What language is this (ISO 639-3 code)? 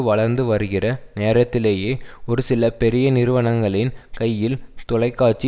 tam